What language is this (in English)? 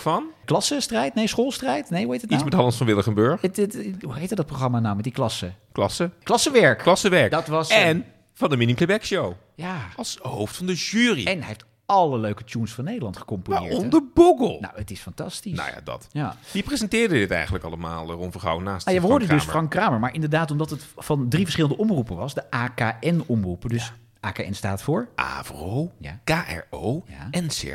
Dutch